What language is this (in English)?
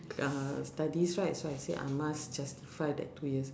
English